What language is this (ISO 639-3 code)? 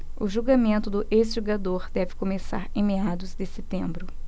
por